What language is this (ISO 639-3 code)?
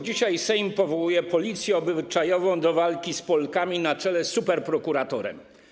pol